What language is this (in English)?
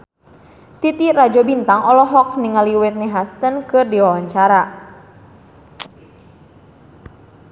Sundanese